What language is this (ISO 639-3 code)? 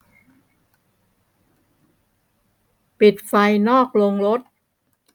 tha